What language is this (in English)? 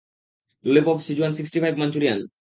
Bangla